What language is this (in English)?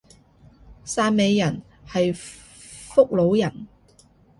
Cantonese